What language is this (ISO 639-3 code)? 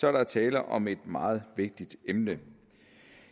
dan